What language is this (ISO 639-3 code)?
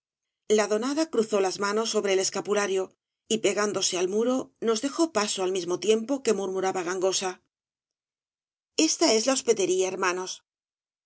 spa